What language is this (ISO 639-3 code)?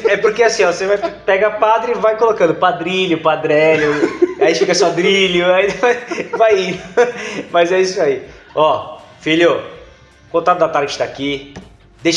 por